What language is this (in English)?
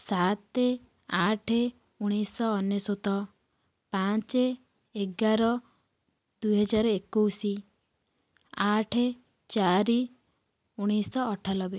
Odia